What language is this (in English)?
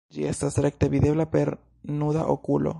Esperanto